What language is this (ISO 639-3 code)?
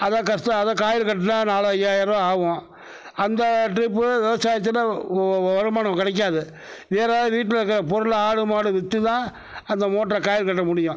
tam